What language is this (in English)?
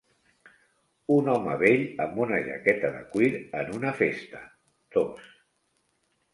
Catalan